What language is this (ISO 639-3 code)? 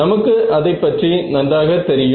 tam